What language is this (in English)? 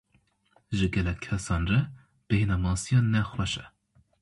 Kurdish